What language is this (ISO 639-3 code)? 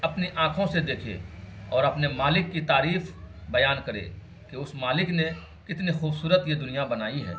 urd